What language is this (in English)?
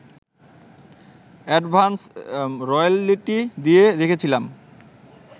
Bangla